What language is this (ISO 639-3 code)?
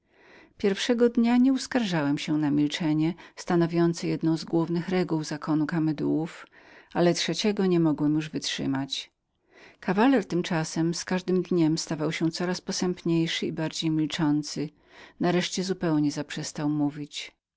pol